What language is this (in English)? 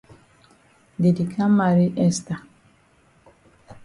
Cameroon Pidgin